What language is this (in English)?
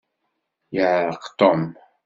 Kabyle